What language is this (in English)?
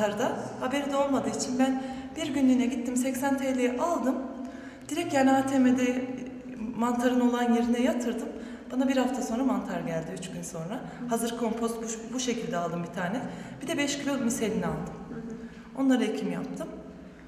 Turkish